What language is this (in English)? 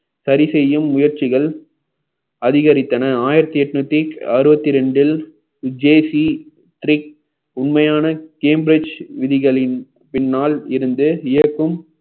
Tamil